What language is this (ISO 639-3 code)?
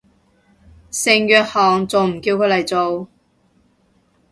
yue